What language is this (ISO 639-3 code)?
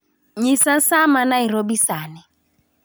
luo